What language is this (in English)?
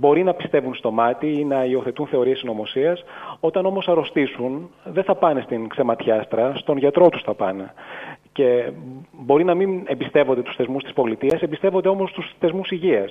Greek